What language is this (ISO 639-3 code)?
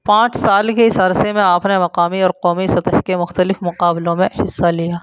urd